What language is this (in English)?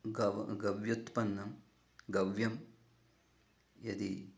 Sanskrit